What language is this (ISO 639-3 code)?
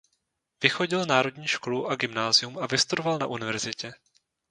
ces